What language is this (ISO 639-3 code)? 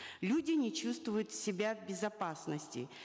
kaz